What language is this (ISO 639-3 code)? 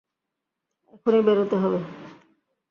ben